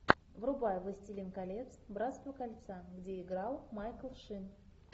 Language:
Russian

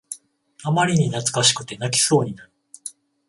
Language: Japanese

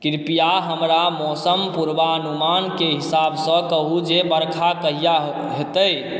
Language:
Maithili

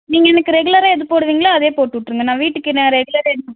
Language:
Tamil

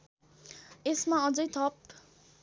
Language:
Nepali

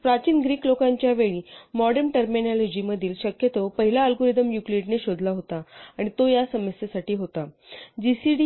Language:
Marathi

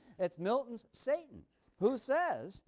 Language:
English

